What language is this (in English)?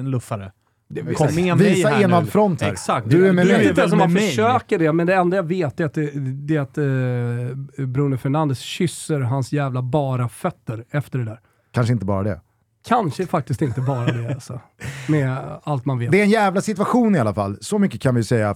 Swedish